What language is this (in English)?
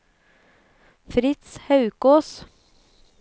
Norwegian